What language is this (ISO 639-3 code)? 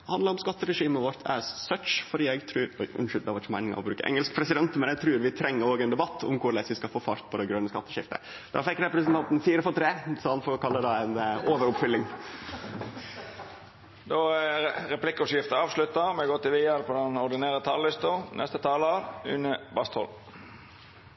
nno